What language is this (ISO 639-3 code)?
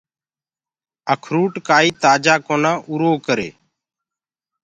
ggg